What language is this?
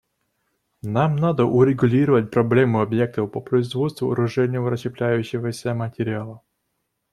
Russian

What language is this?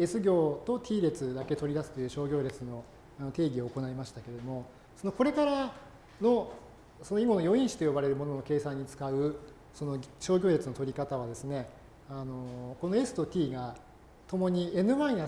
Japanese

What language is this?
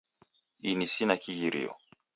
Taita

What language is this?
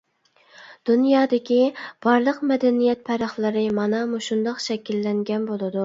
Uyghur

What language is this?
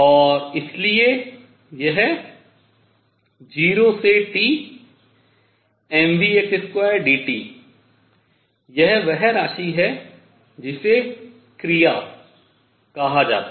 Hindi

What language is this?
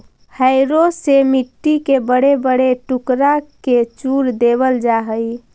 Magahi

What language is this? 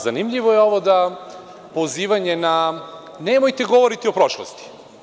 Serbian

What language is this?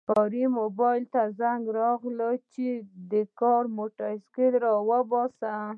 Pashto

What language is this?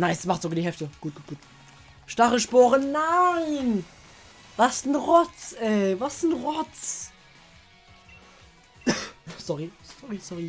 German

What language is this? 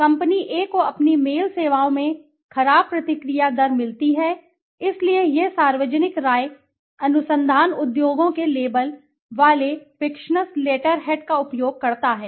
Hindi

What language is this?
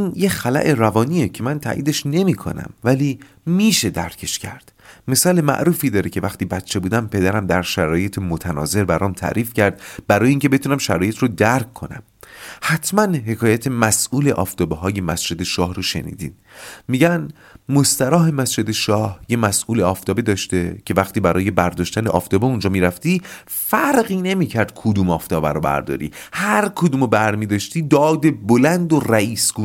Persian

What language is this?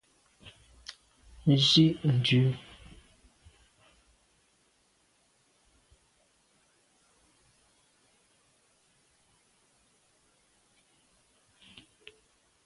Medumba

